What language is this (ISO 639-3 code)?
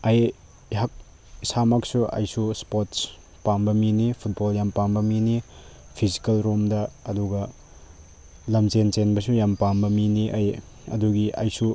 mni